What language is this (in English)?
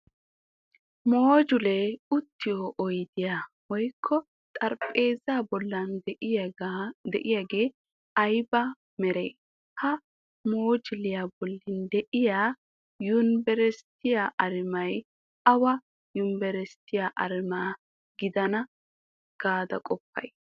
Wolaytta